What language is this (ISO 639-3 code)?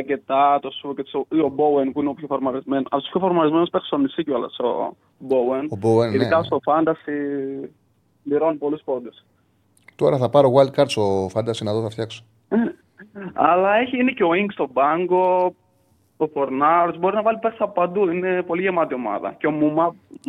ell